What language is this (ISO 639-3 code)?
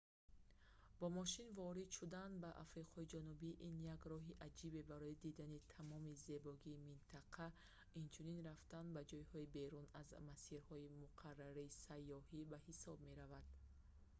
tgk